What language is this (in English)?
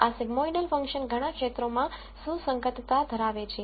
Gujarati